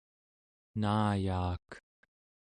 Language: Central Yupik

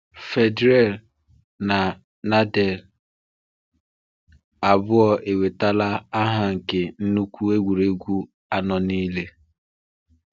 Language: Igbo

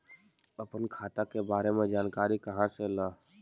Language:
Magahi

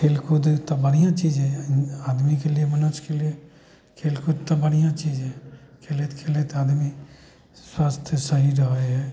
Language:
Maithili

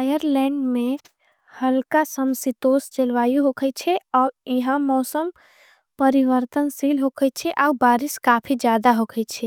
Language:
Angika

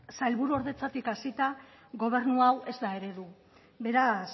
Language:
Basque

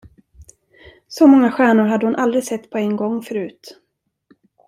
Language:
Swedish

